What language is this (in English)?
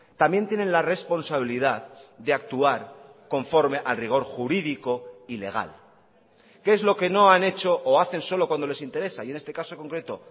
Spanish